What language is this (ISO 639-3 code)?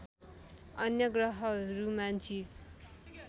nep